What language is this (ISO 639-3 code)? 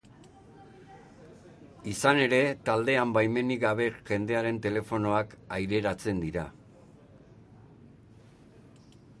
eus